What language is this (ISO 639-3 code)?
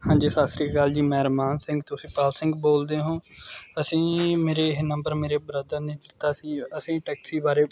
pan